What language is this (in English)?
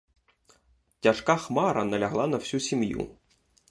Ukrainian